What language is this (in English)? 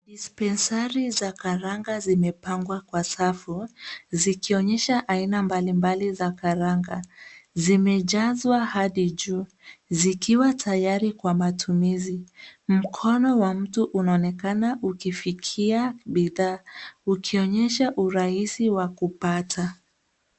Swahili